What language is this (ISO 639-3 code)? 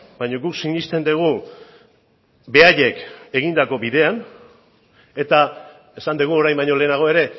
eus